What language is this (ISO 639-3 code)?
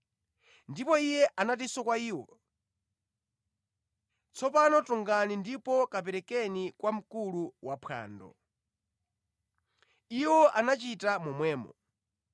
nya